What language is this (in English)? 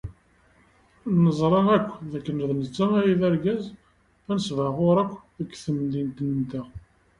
Kabyle